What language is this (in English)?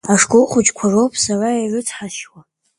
Abkhazian